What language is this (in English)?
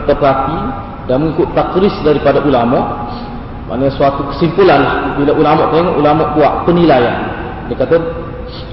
Malay